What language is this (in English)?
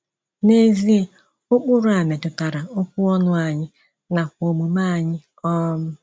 Igbo